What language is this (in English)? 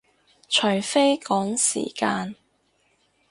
Cantonese